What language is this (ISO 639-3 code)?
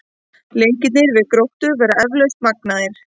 isl